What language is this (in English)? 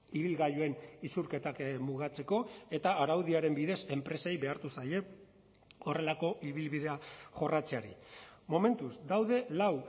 Basque